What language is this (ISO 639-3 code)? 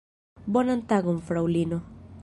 epo